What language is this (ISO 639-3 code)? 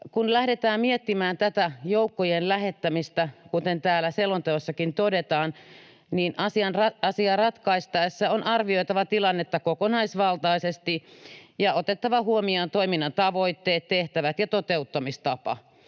fin